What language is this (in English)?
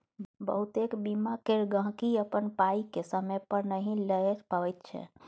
Maithili